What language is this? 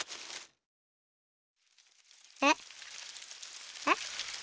Japanese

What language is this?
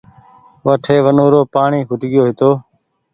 Goaria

